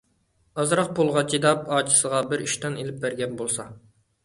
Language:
Uyghur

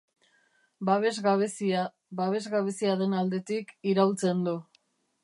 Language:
Basque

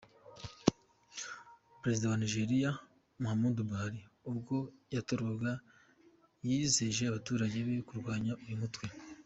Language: Kinyarwanda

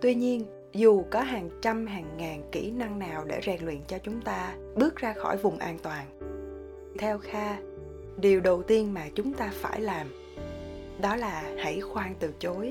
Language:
Vietnamese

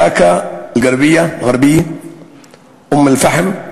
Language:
Hebrew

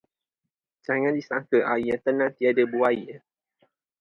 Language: Malay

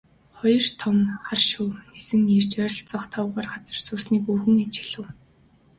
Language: Mongolian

